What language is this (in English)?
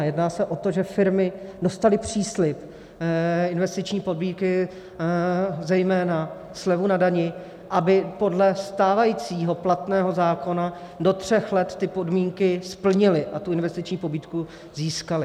Czech